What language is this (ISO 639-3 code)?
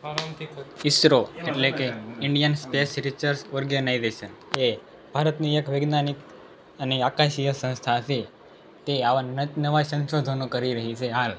guj